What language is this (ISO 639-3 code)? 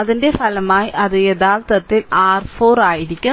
mal